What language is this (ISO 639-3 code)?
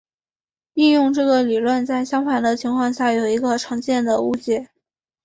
zho